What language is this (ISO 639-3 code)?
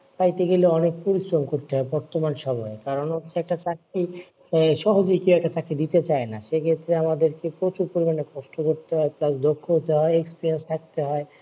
ben